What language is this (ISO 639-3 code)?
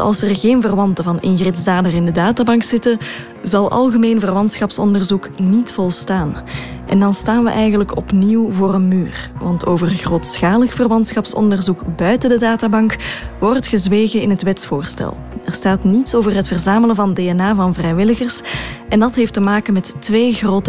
nld